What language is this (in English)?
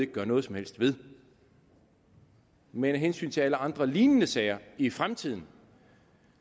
Danish